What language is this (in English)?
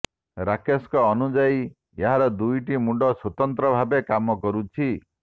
Odia